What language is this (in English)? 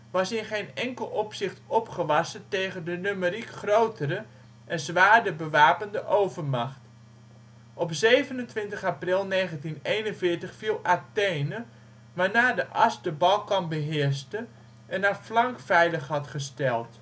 Dutch